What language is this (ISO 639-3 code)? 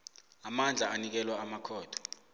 nbl